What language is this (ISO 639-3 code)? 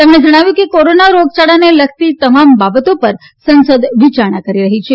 guj